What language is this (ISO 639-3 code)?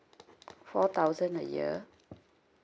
eng